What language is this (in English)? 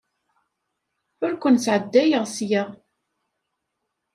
Kabyle